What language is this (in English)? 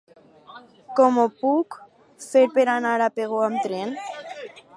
Catalan